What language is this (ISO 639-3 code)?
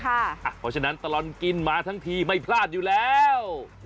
tha